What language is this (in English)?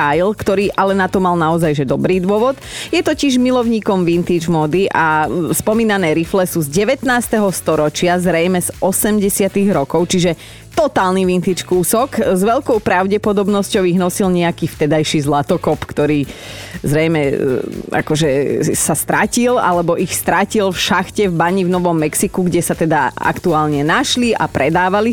Slovak